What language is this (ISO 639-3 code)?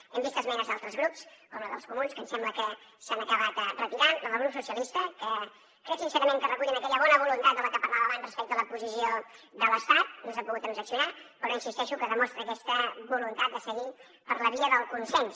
cat